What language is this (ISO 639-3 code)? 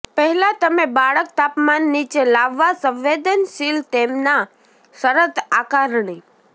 guj